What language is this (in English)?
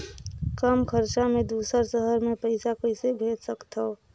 Chhattisgarhi